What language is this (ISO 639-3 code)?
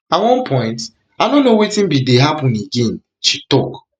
pcm